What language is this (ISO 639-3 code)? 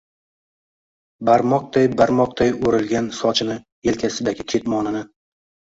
uzb